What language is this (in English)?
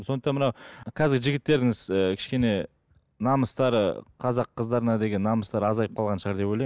Kazakh